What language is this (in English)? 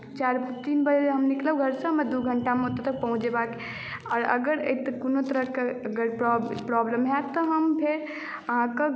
Maithili